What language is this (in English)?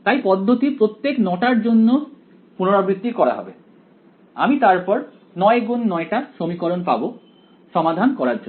Bangla